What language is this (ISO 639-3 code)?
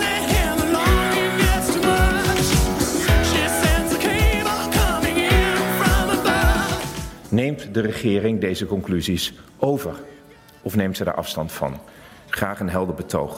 nld